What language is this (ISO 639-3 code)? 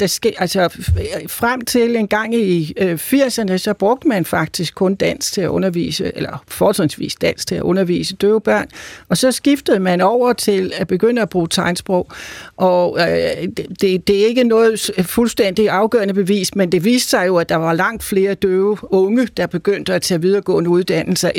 dan